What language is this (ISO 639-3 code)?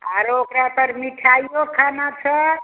mai